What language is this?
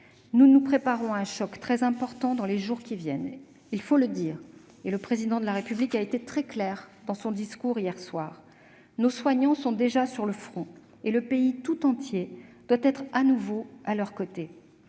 French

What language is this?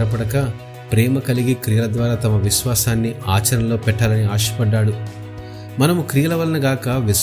Telugu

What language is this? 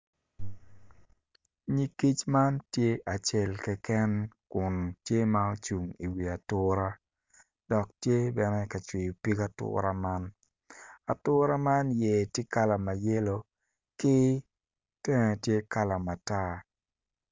Acoli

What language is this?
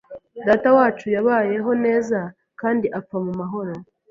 Kinyarwanda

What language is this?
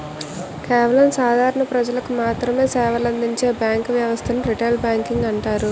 Telugu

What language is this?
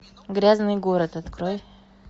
Russian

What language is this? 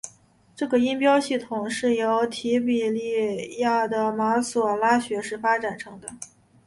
Chinese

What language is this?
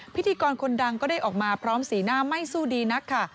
Thai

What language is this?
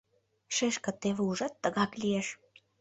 Mari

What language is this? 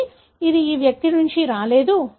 Telugu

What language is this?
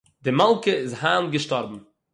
Yiddish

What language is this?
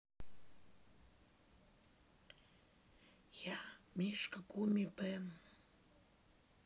Russian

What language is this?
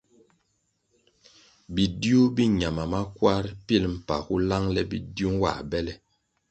Kwasio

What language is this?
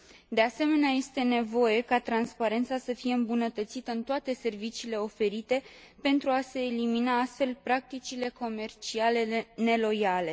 Romanian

